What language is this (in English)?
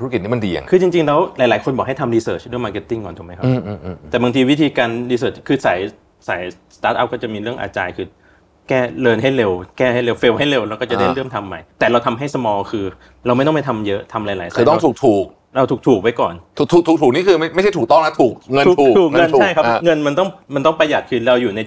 Thai